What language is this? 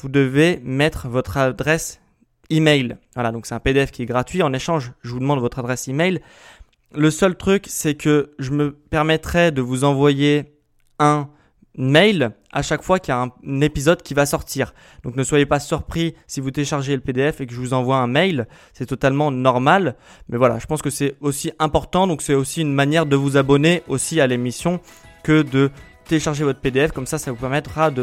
French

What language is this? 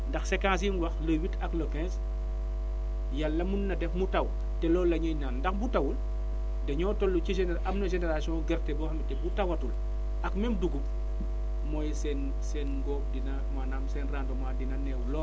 Wolof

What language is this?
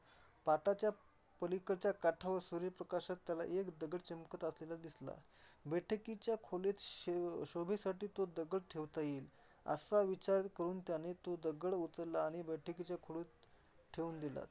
Marathi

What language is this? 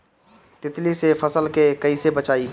Bhojpuri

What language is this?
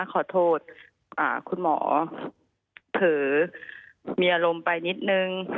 Thai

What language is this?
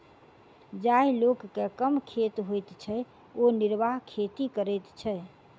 Maithili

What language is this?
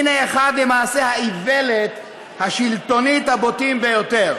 Hebrew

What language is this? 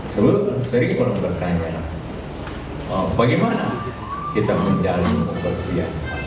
Indonesian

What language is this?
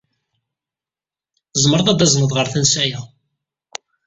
Kabyle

